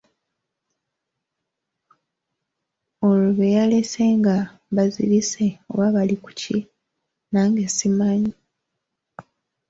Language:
Ganda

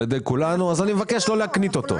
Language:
Hebrew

